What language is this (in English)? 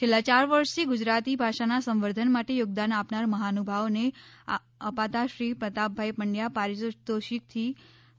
Gujarati